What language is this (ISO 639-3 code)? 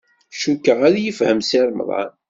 kab